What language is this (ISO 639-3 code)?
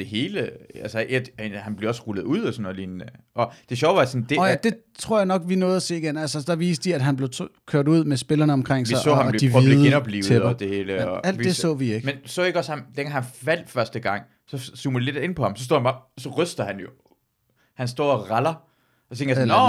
dan